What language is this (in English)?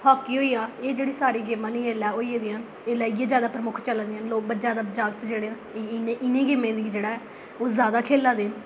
Dogri